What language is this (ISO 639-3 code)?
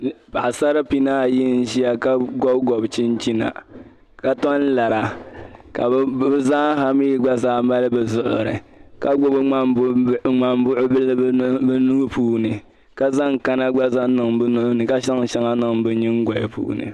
dag